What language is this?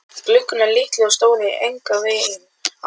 Icelandic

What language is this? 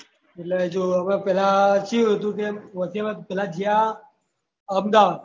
Gujarati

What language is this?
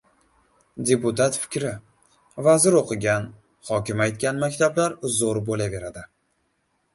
Uzbek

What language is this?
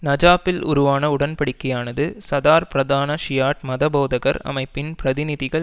Tamil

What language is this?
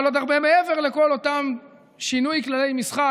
Hebrew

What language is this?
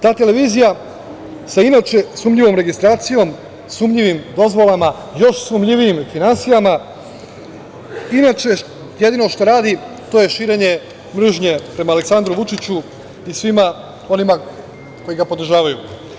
Serbian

